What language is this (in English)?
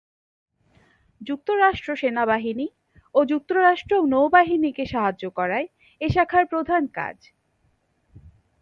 Bangla